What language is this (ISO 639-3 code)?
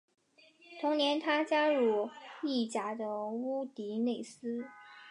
zho